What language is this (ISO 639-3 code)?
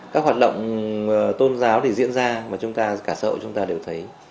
vie